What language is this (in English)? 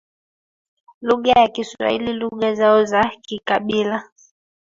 Swahili